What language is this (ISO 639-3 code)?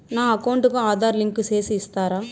tel